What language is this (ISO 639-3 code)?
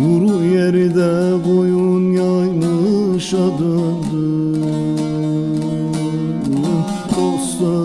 tur